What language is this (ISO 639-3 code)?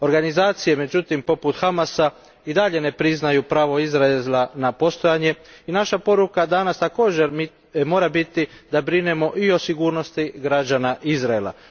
hrv